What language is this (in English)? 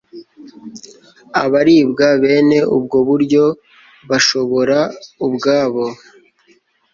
Kinyarwanda